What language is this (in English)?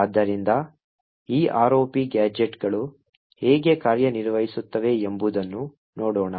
Kannada